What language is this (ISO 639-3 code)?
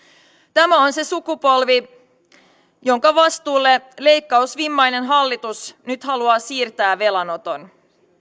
fin